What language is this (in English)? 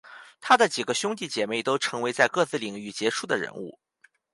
Chinese